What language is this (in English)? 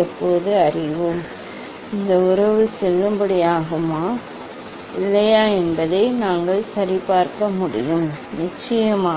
Tamil